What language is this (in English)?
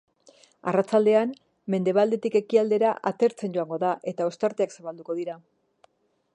Basque